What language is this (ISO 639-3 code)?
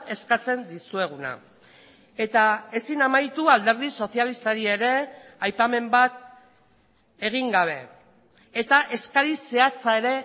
eus